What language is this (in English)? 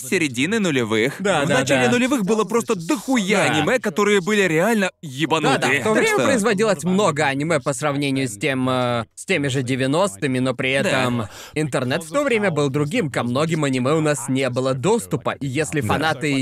Russian